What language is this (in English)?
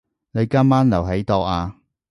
Cantonese